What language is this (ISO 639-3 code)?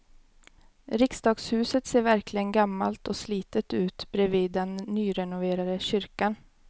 swe